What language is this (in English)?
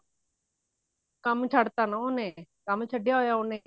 Punjabi